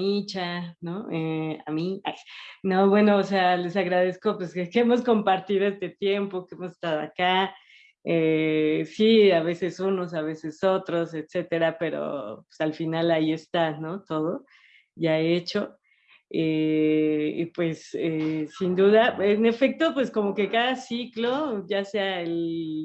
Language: Spanish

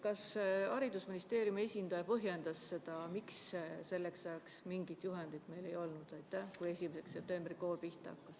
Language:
Estonian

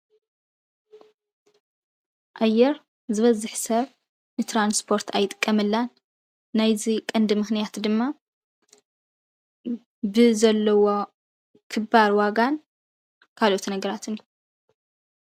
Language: Tigrinya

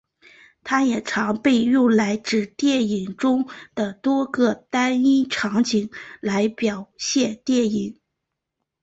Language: Chinese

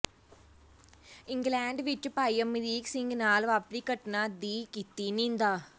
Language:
Punjabi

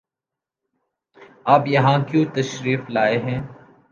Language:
Urdu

